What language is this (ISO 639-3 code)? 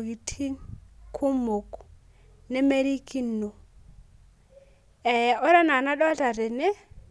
mas